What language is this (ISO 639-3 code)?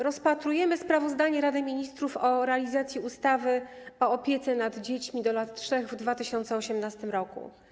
pol